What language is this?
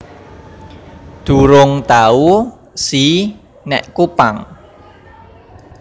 Javanese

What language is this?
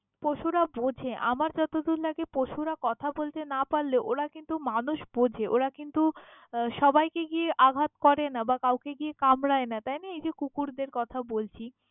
Bangla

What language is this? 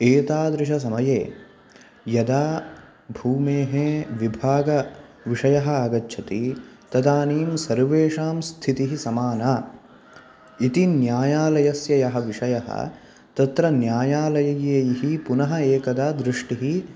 Sanskrit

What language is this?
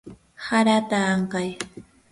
Yanahuanca Pasco Quechua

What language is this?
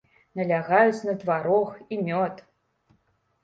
Belarusian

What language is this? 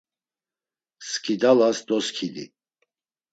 Laz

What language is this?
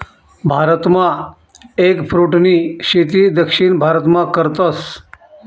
Marathi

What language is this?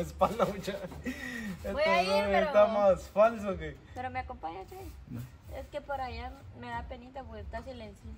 Spanish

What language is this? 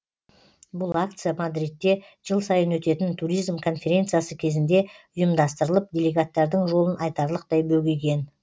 Kazakh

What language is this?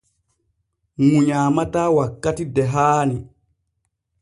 Borgu Fulfulde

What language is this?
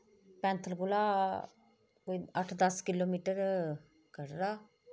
Dogri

